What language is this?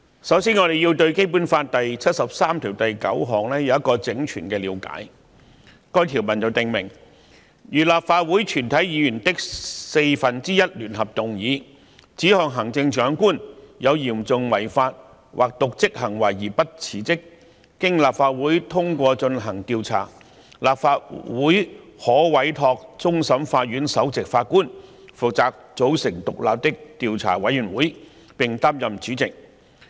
Cantonese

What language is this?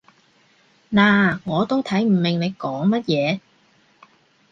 Cantonese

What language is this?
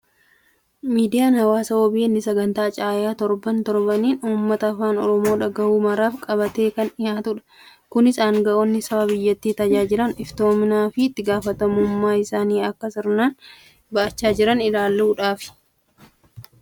Oromo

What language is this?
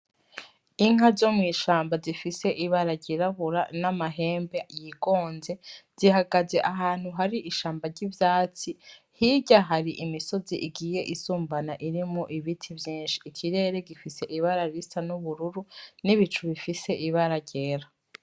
Rundi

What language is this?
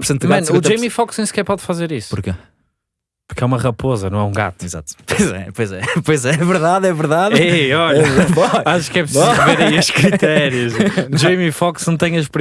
Portuguese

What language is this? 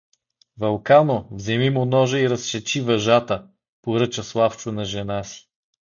Bulgarian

